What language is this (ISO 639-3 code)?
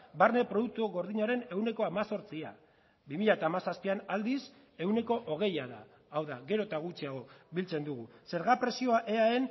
eus